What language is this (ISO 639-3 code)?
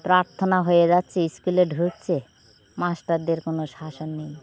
ben